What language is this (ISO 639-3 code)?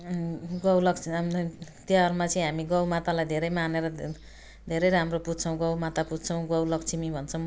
nep